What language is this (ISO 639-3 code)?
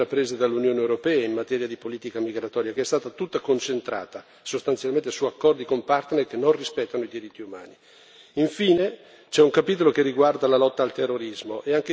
ita